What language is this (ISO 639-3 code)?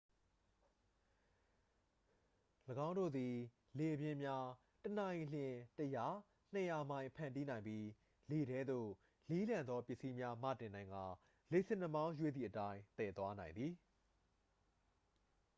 mya